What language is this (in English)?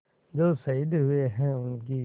Hindi